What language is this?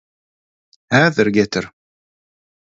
Turkmen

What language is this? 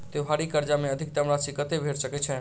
Maithili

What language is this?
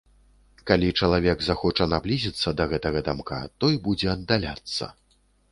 Belarusian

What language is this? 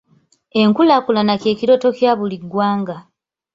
Ganda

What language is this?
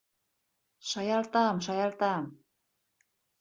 Bashkir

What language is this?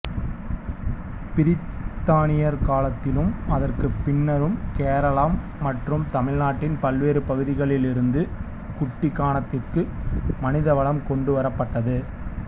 Tamil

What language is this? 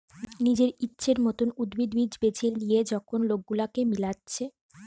Bangla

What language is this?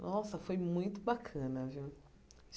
Portuguese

